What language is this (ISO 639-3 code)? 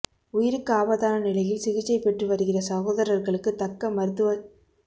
tam